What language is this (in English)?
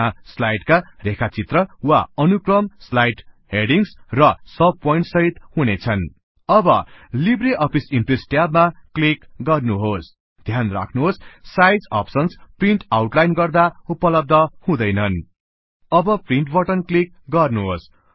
Nepali